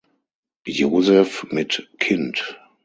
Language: German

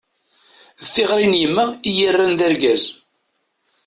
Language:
Kabyle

